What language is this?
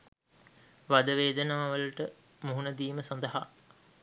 Sinhala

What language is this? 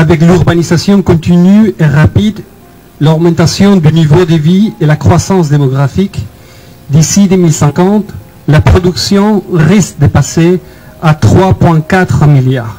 French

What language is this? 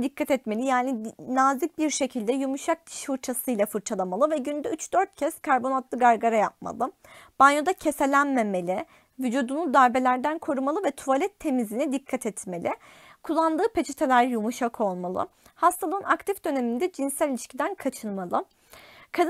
Turkish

